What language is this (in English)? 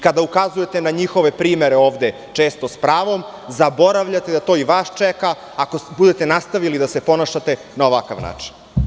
Serbian